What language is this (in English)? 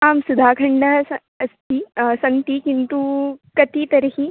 Sanskrit